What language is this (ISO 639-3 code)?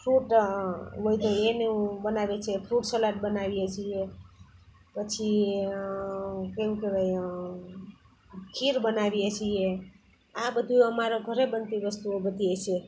guj